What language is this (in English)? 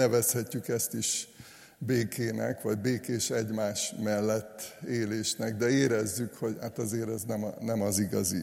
Hungarian